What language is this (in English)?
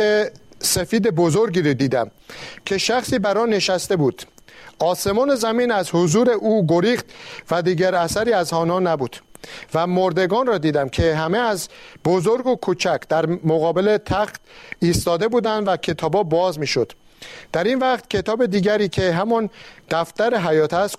Persian